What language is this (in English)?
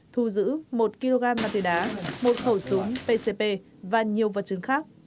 Vietnamese